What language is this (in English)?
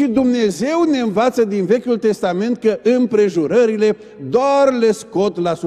Romanian